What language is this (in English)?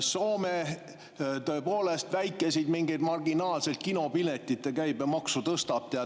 Estonian